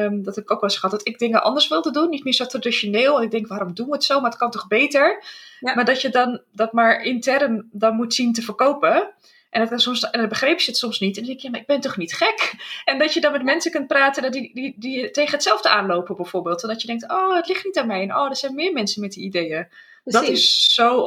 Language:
Dutch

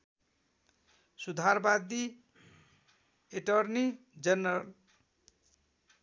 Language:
Nepali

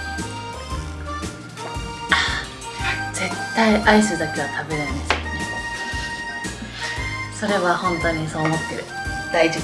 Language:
Japanese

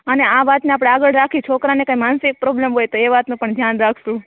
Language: Gujarati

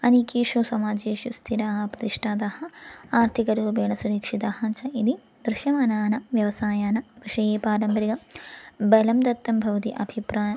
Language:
Sanskrit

